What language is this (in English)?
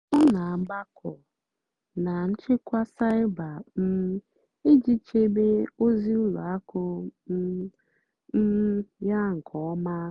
Igbo